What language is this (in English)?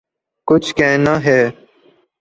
Urdu